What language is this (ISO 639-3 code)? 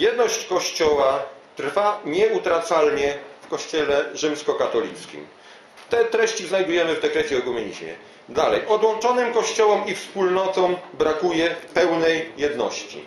pol